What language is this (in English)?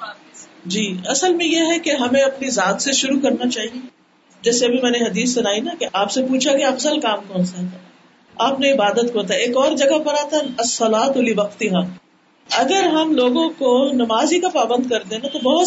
Urdu